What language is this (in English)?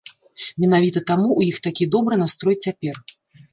Belarusian